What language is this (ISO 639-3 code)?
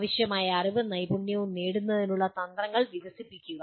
mal